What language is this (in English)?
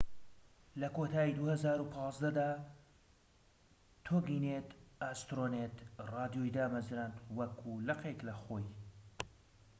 Central Kurdish